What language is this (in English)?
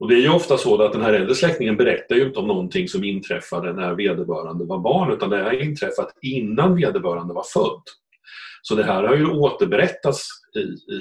Swedish